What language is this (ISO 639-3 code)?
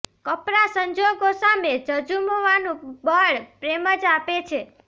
guj